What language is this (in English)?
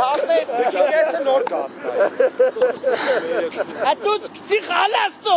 Turkish